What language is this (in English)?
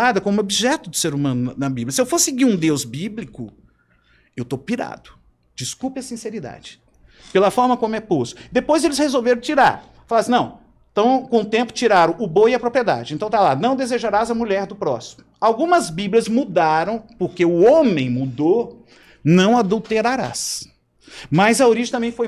Portuguese